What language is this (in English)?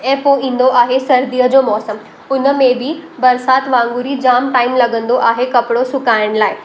Sindhi